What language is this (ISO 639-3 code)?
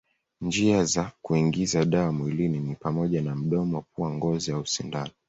swa